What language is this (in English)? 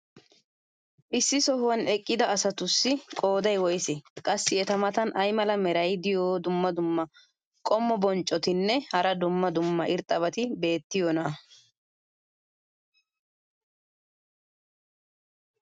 Wolaytta